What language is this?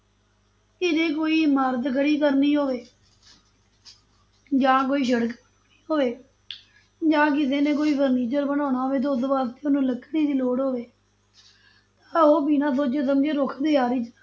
Punjabi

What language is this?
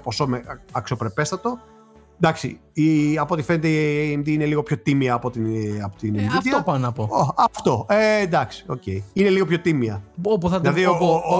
Greek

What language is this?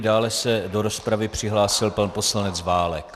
Czech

